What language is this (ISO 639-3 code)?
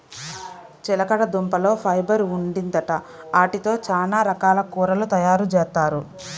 tel